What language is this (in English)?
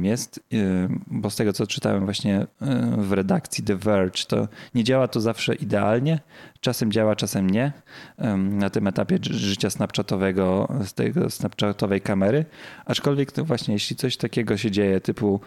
Polish